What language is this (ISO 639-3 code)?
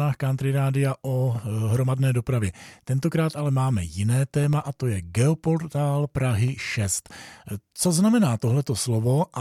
ces